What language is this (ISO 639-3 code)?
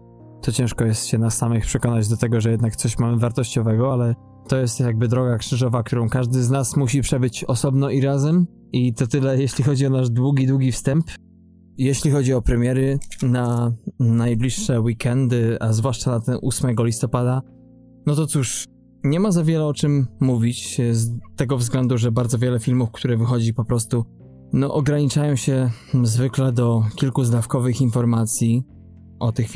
pol